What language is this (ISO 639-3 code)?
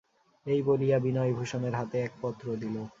ben